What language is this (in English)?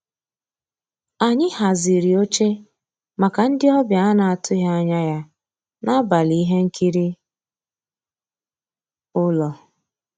Igbo